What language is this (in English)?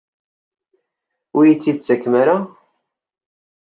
Kabyle